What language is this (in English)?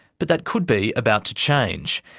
English